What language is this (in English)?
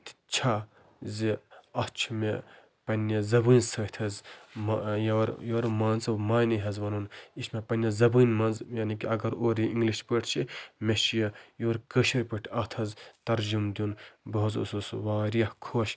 Kashmiri